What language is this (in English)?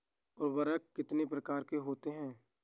Hindi